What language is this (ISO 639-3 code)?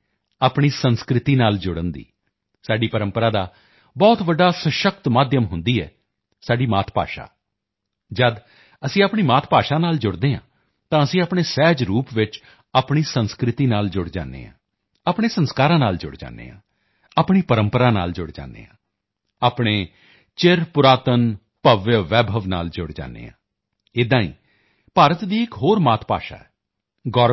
pan